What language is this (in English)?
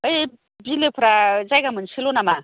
Bodo